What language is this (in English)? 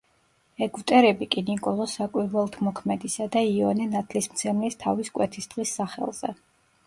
Georgian